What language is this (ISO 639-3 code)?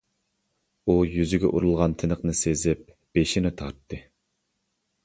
uig